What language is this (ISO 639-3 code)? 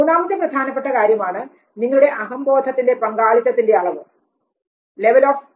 mal